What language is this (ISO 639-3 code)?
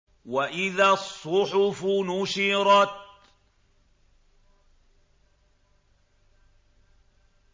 ara